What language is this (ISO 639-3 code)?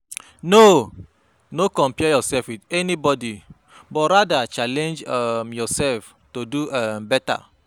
pcm